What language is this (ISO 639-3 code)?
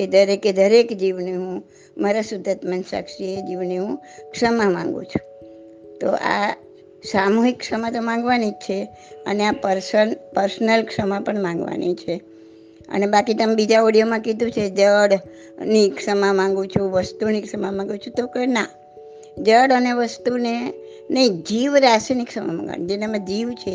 guj